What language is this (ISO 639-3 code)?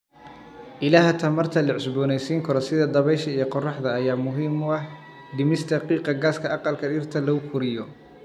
som